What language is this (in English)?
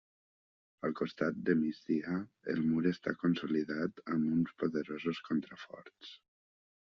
Catalan